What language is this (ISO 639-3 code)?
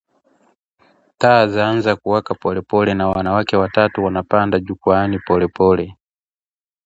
swa